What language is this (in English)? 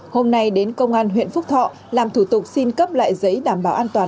Vietnamese